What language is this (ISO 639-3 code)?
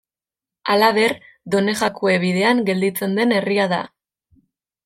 eus